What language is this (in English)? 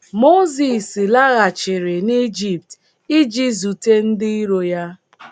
Igbo